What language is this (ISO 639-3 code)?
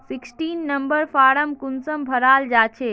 mag